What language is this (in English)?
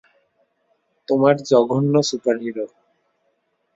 Bangla